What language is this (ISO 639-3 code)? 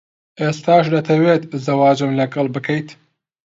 ckb